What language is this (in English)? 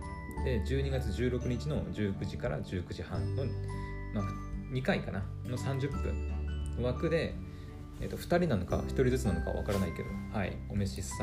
Japanese